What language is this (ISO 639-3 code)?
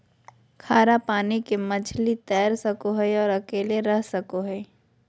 mag